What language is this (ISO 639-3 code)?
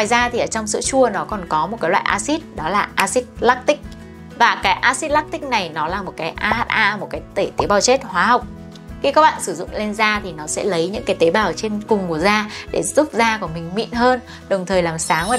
vie